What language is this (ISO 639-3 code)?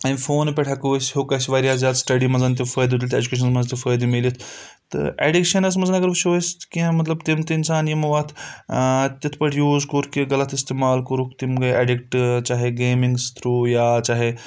kas